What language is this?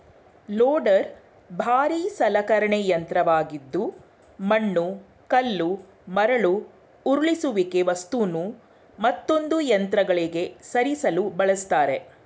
Kannada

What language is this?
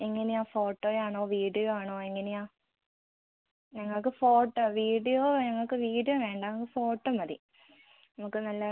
Malayalam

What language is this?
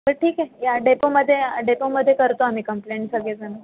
Marathi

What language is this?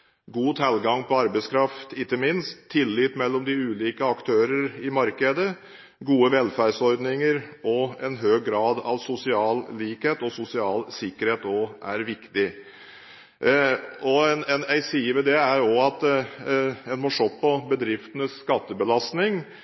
Norwegian Bokmål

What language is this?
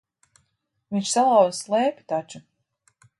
Latvian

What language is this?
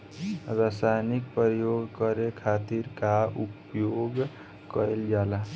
Bhojpuri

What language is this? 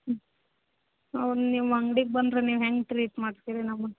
Kannada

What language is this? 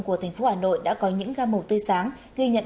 Vietnamese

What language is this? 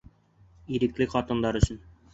Bashkir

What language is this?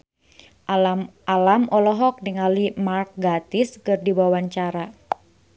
Sundanese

